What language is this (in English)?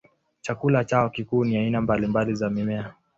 Swahili